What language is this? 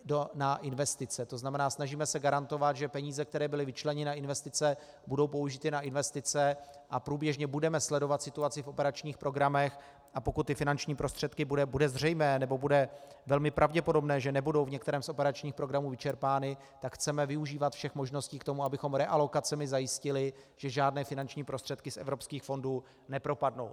Czech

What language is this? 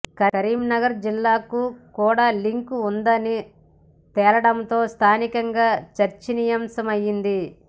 Telugu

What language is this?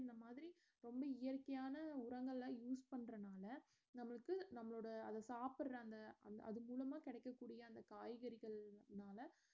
Tamil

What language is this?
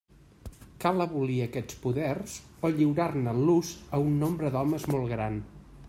Catalan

